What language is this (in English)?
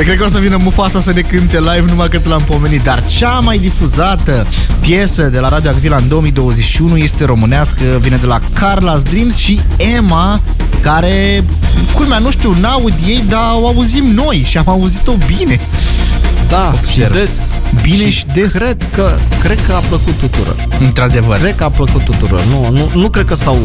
Romanian